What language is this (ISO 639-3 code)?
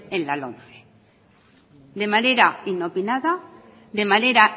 spa